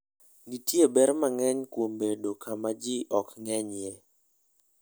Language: Luo (Kenya and Tanzania)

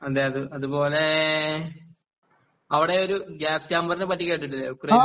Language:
Malayalam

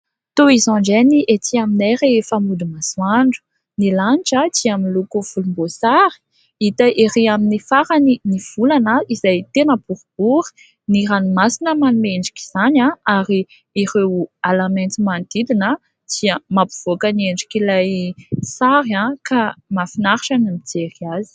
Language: Malagasy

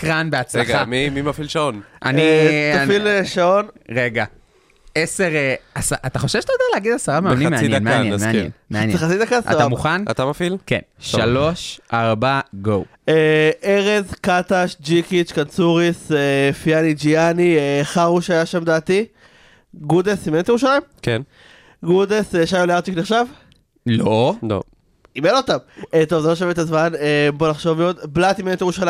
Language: Hebrew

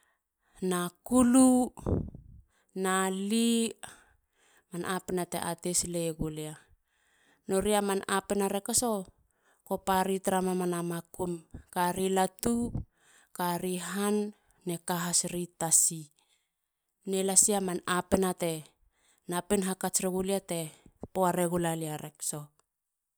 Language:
Halia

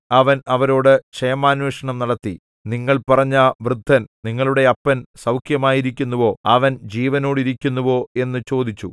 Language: Malayalam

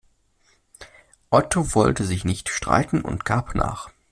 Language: German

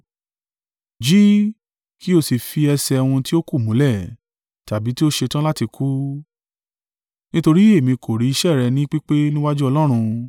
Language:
Yoruba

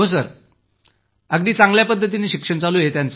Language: Marathi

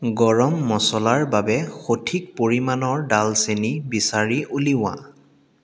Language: Assamese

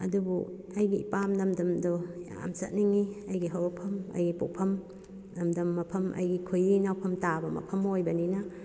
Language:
Manipuri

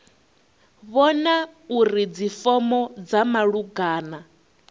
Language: Venda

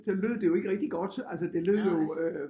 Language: Danish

